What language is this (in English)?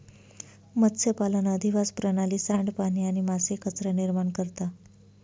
Marathi